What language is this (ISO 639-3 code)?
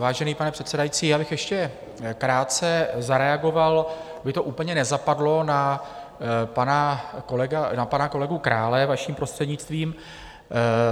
ces